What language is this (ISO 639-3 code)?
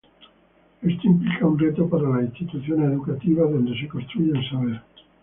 spa